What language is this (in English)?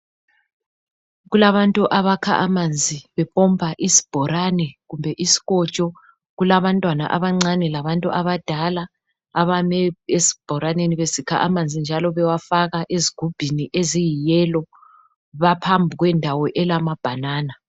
North Ndebele